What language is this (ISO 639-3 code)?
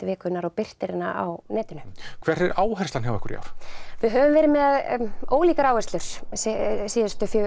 isl